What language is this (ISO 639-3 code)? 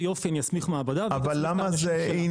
heb